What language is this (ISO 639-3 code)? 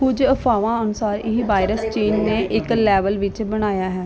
pan